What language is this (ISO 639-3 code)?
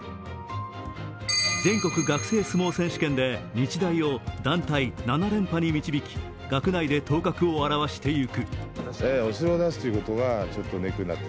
jpn